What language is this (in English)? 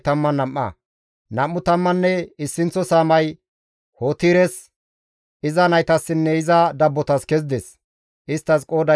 Gamo